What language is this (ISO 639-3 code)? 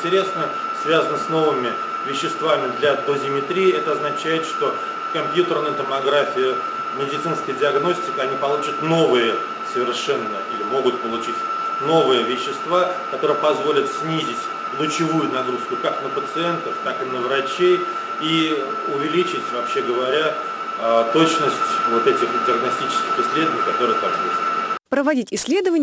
rus